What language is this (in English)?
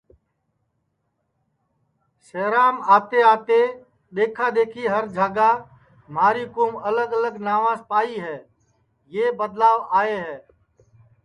Sansi